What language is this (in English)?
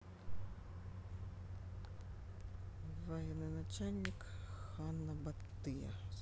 Russian